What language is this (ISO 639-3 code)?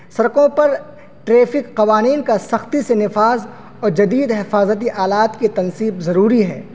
urd